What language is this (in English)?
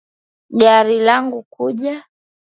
Swahili